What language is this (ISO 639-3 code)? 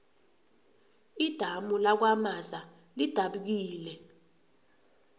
nbl